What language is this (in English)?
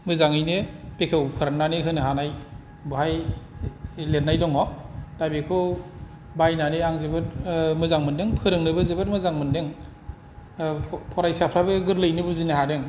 Bodo